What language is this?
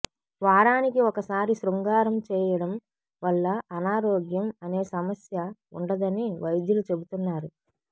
Telugu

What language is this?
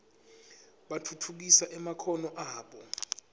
Swati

